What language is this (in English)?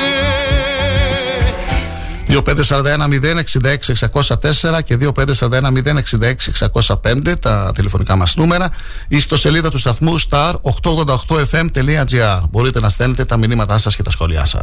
Greek